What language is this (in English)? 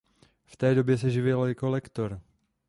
Czech